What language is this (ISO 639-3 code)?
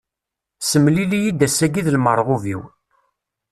kab